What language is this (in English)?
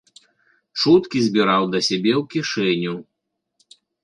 Belarusian